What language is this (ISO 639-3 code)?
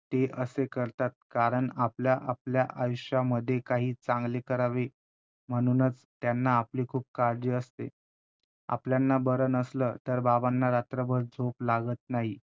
mar